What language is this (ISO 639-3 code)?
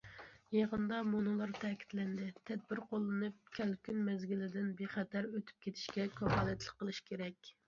uig